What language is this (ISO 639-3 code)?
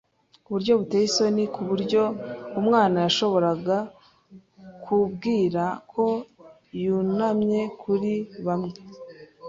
kin